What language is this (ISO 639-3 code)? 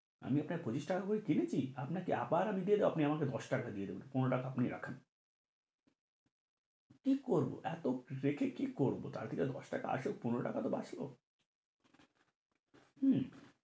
ben